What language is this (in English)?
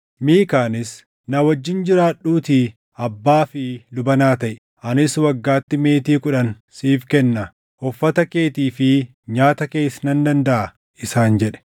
Oromo